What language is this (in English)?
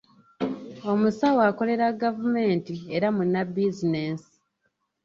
Ganda